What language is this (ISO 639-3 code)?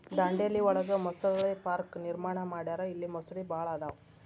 kan